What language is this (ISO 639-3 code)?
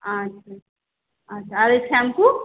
ben